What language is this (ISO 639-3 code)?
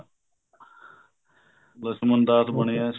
pan